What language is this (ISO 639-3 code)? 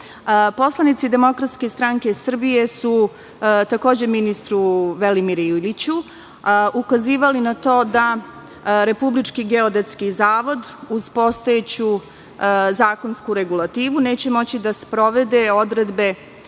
srp